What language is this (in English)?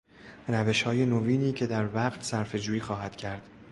Persian